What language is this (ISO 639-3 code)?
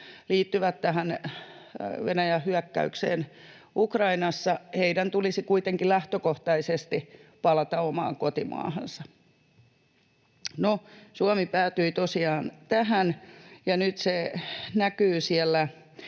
fin